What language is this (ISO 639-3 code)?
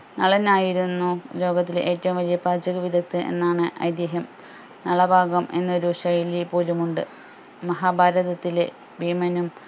mal